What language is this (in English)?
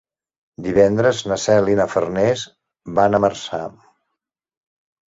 Catalan